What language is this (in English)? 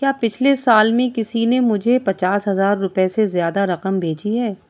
Urdu